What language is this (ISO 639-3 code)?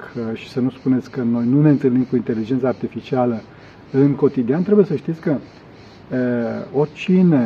ron